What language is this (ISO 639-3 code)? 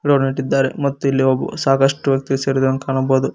kan